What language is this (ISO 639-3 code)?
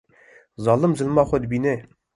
kur